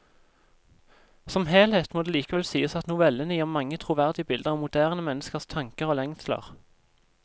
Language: Norwegian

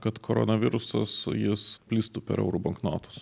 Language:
Lithuanian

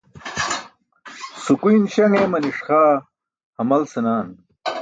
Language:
Burushaski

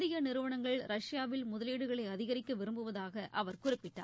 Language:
Tamil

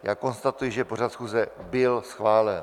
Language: Czech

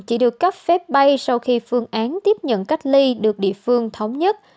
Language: Vietnamese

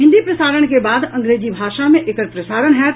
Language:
Maithili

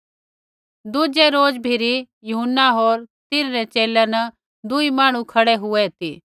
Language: Kullu Pahari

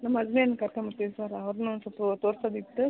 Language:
Kannada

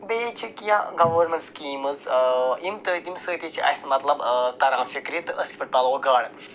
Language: Kashmiri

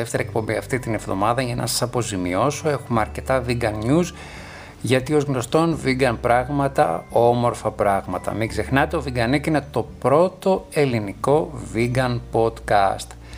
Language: Greek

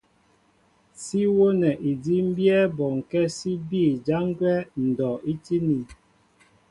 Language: Mbo (Cameroon)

